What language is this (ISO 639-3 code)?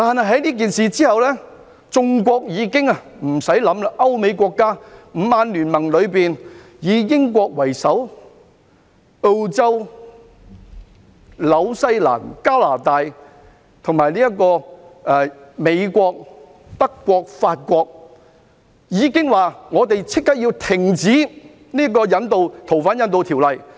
yue